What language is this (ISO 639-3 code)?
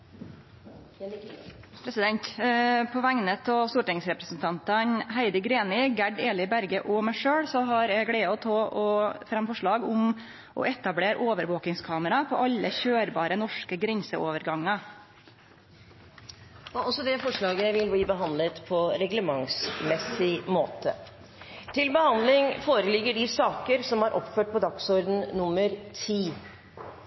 nno